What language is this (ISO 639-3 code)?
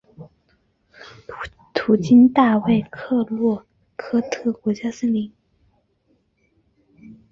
zho